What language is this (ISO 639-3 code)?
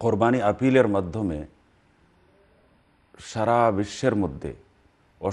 ara